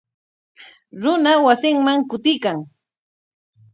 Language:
Corongo Ancash Quechua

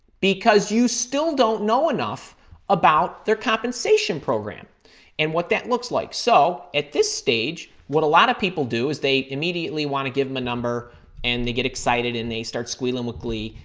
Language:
English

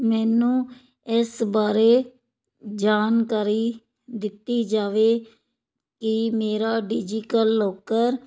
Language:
Punjabi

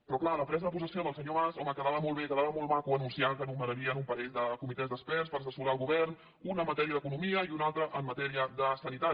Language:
Catalan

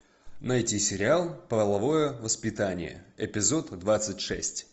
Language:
Russian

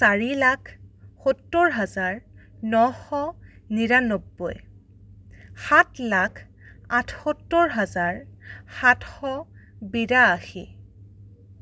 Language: Assamese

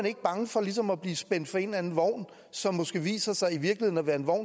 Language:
Danish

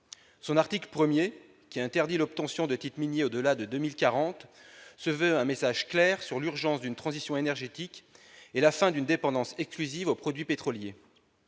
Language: French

